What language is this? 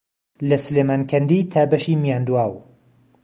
Central Kurdish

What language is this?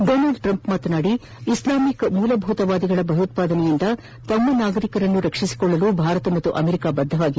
Kannada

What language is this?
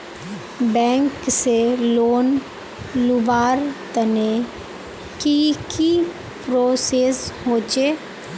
Magahi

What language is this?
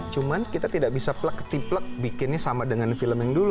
Indonesian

